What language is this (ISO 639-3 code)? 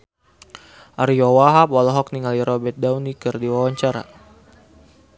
sun